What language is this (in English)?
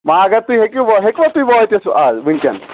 Kashmiri